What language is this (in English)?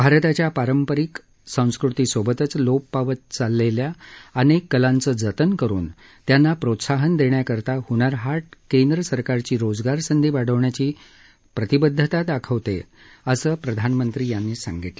Marathi